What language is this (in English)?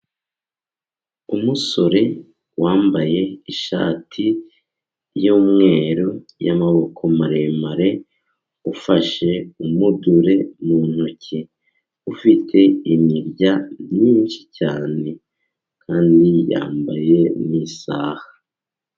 Kinyarwanda